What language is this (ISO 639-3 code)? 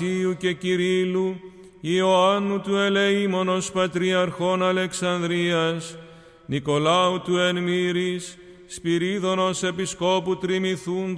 ell